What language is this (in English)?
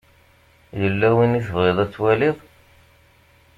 Kabyle